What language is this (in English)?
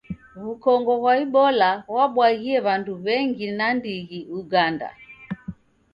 Taita